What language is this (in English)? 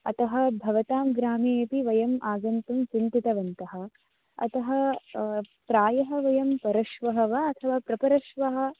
Sanskrit